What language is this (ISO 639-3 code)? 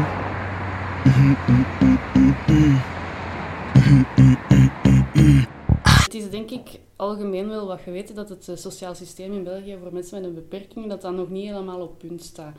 nld